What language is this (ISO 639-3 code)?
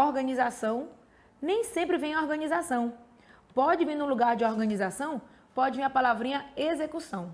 por